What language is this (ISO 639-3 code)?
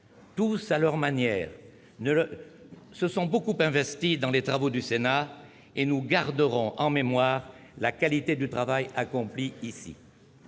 fra